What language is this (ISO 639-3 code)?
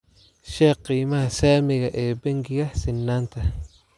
som